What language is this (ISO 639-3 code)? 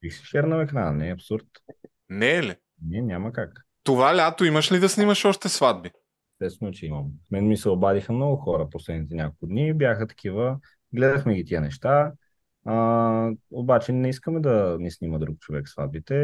bul